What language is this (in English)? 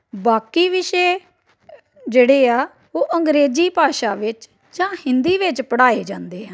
Punjabi